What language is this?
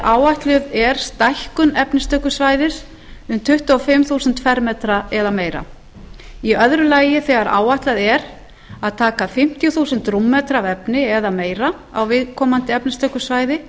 Icelandic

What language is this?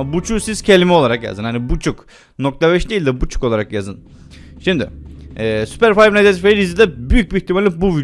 Turkish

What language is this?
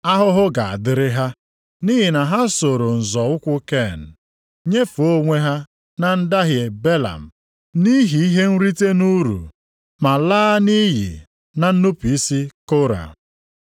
Igbo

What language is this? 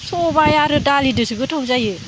Bodo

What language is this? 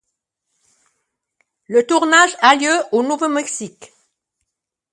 French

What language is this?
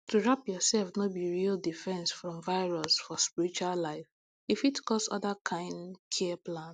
Nigerian Pidgin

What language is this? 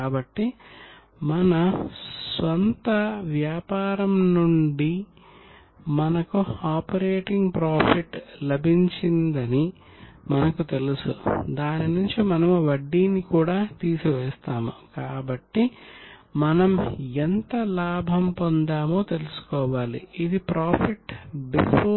Telugu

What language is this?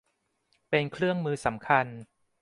Thai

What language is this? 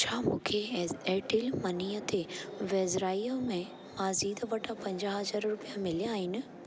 Sindhi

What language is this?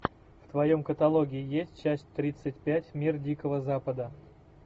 Russian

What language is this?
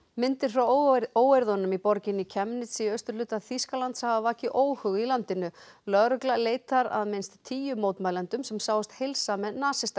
Icelandic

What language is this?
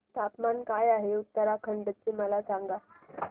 Marathi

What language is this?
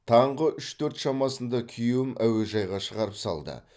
Kazakh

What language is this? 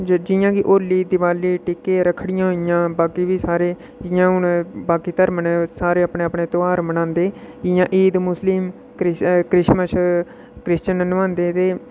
Dogri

